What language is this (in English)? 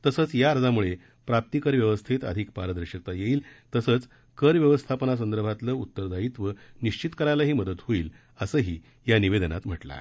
Marathi